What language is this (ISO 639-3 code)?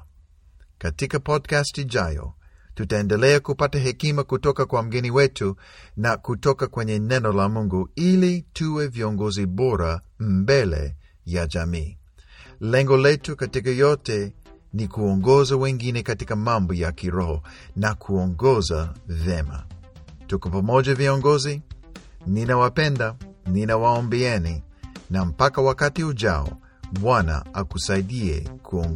swa